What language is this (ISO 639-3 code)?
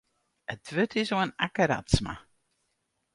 fry